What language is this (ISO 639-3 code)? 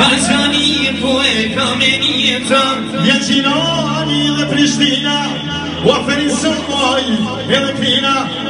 ron